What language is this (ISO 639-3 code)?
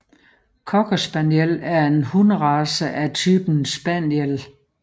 dan